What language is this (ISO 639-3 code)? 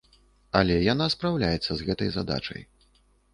bel